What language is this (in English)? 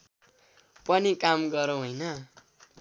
Nepali